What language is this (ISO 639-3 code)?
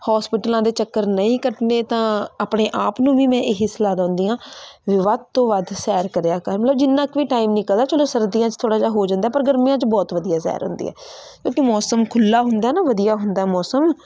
pan